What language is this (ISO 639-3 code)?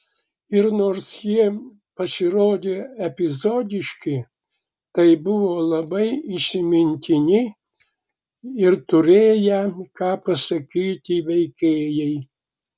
lit